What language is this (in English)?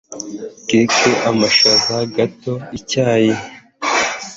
Kinyarwanda